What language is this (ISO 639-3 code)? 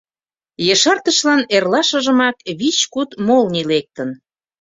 chm